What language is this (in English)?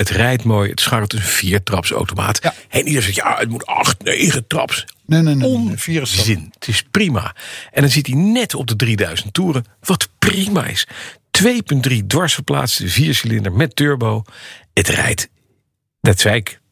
Dutch